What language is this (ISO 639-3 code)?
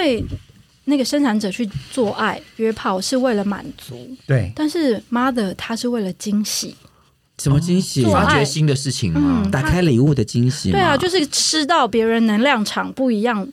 zho